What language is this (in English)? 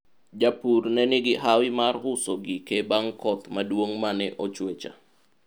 Luo (Kenya and Tanzania)